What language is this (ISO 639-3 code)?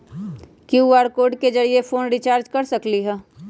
mag